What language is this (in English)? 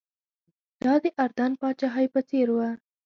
Pashto